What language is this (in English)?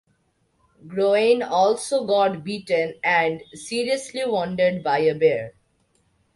English